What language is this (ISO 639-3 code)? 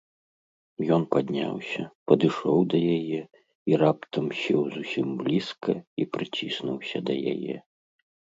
bel